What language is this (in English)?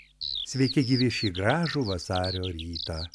Lithuanian